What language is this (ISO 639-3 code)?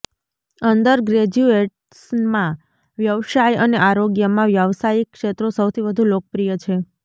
guj